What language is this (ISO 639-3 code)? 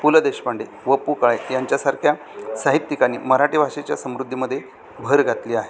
mar